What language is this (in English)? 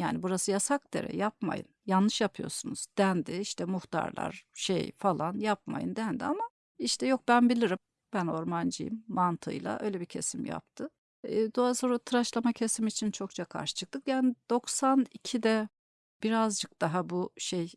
Turkish